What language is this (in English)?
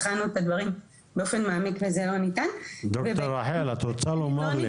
Hebrew